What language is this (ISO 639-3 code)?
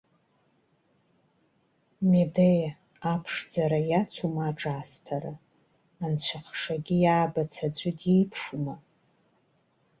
abk